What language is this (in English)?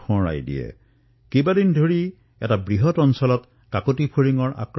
Assamese